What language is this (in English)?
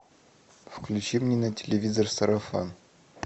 Russian